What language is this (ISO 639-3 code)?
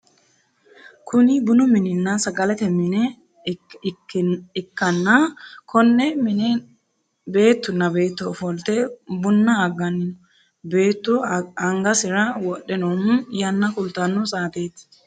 sid